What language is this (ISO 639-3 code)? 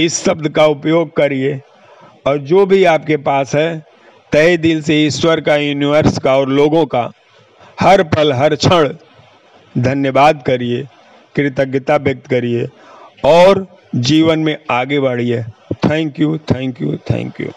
hin